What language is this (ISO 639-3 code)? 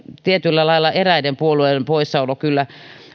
fin